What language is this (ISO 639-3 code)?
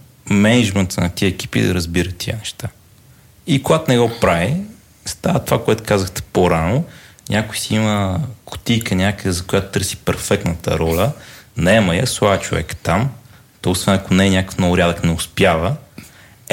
bul